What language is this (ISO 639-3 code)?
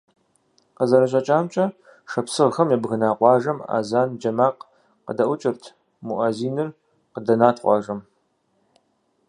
kbd